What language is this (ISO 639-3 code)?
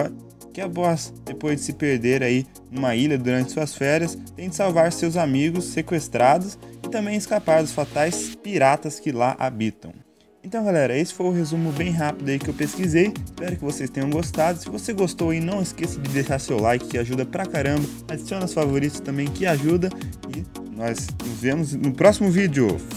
por